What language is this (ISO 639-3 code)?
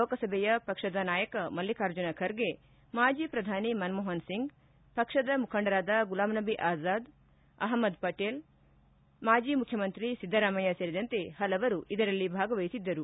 kan